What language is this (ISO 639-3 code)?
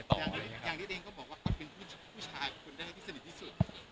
tha